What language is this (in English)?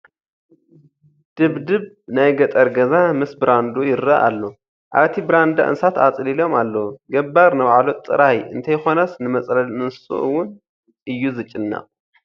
Tigrinya